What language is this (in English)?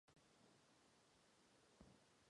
Czech